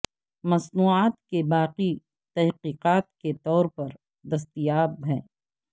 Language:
Urdu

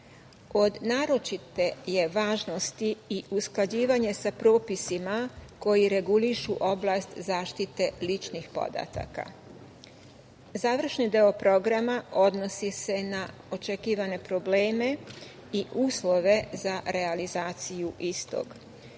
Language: Serbian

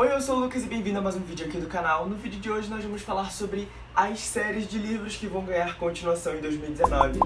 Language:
Portuguese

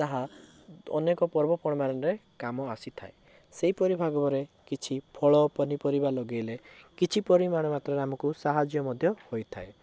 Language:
Odia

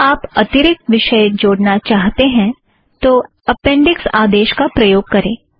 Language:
Hindi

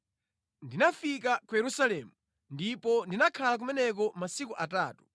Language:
Nyanja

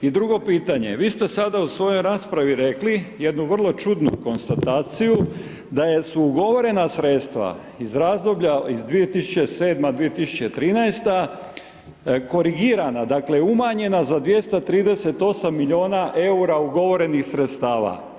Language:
Croatian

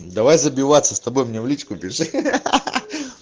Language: Russian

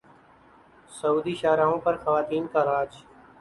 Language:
Urdu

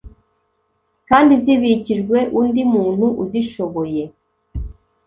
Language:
Kinyarwanda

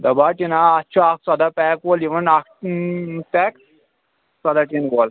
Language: Kashmiri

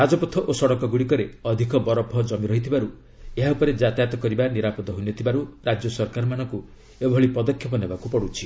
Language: Odia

